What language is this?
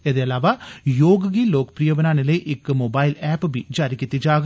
Dogri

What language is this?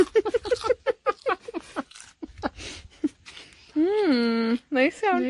Welsh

